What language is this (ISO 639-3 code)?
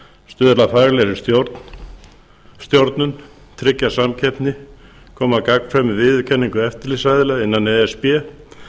isl